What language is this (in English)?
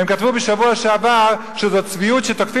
Hebrew